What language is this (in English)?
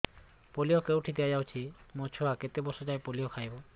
Odia